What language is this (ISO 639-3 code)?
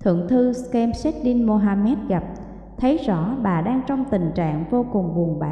vie